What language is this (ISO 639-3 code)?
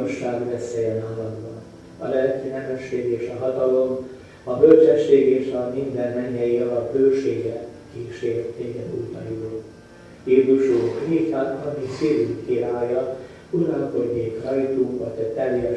hun